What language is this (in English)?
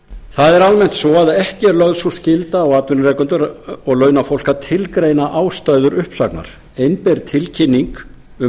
Icelandic